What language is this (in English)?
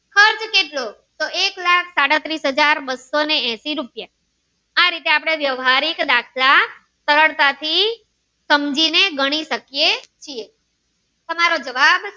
Gujarati